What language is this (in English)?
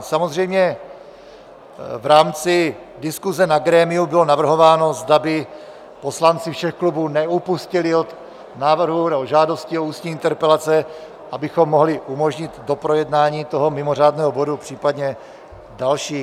Czech